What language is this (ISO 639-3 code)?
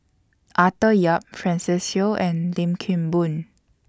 eng